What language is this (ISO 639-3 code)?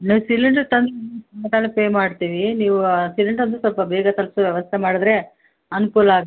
kan